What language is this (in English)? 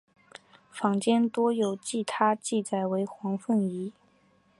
Chinese